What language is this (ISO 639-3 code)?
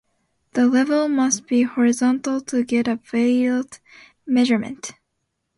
eng